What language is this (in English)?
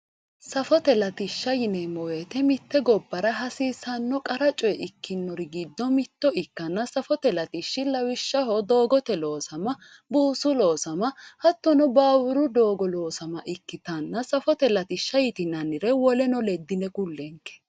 Sidamo